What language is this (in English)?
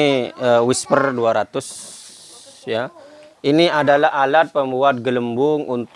Indonesian